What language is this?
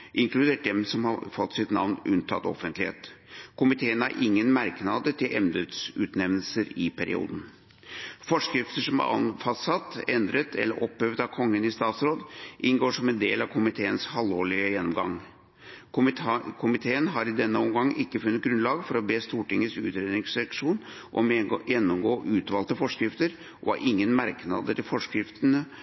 Norwegian Bokmål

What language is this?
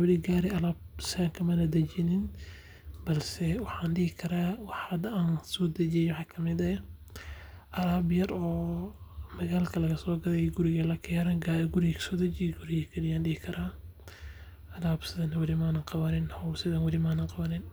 Somali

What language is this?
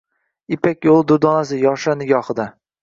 Uzbek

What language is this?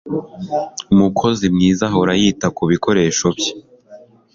Kinyarwanda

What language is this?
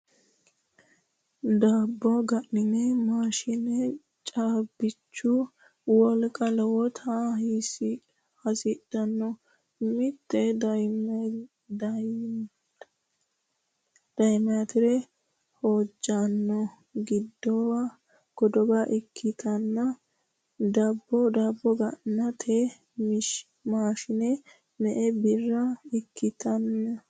Sidamo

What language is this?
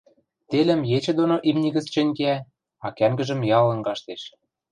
Western Mari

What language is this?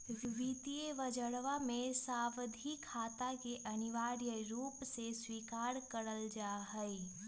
Magahi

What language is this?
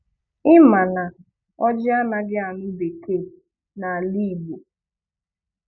Igbo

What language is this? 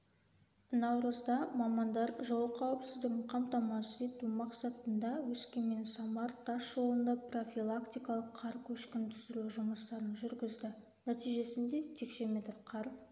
Kazakh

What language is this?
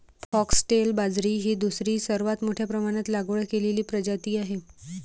Marathi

